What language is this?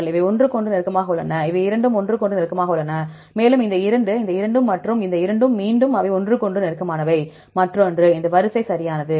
Tamil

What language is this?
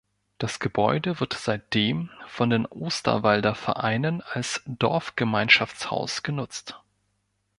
German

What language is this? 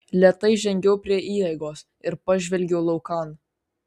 Lithuanian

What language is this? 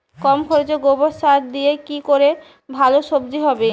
Bangla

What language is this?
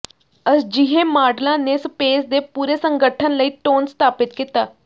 Punjabi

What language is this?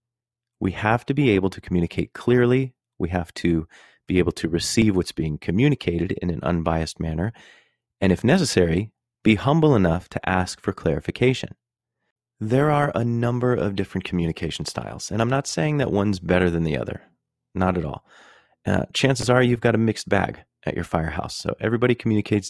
English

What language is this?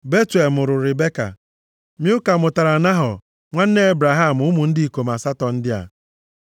Igbo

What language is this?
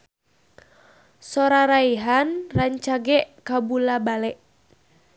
Sundanese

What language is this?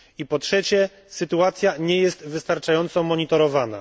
Polish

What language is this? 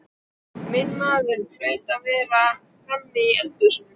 Icelandic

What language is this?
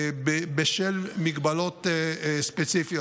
Hebrew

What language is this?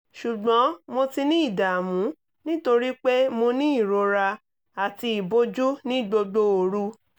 Yoruba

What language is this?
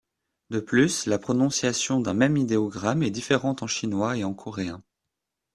French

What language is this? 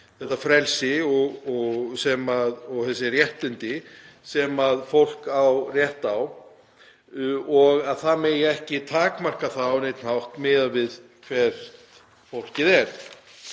Icelandic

